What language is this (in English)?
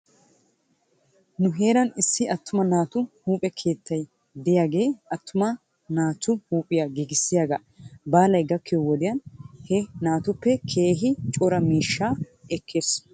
Wolaytta